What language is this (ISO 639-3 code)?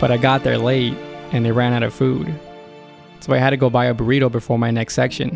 eng